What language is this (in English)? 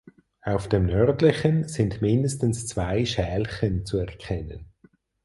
German